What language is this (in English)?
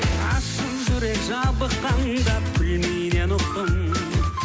Kazakh